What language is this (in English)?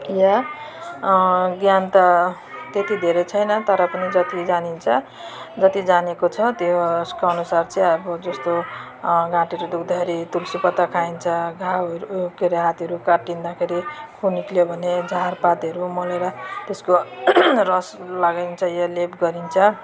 Nepali